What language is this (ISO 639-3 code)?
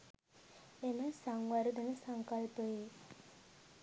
sin